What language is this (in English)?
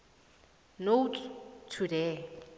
South Ndebele